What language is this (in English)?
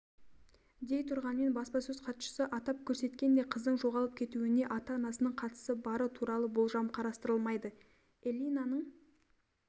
Kazakh